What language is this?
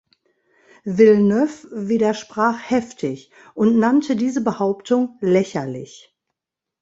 German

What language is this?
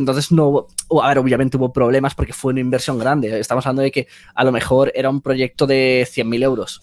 Spanish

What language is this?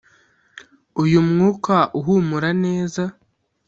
Kinyarwanda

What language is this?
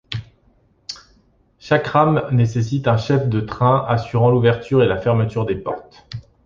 French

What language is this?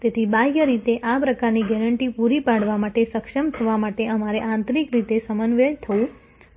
Gujarati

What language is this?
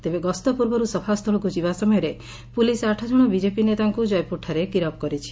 Odia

